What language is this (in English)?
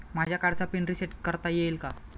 Marathi